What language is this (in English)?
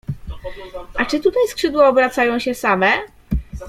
Polish